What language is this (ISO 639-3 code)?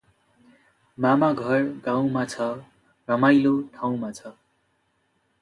nep